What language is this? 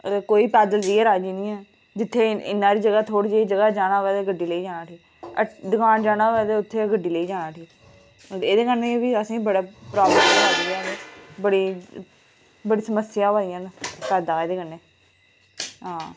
Dogri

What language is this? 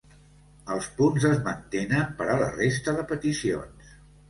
Catalan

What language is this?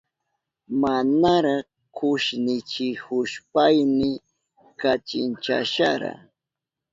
Southern Pastaza Quechua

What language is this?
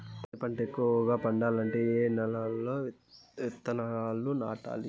Telugu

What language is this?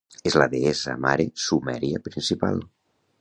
Catalan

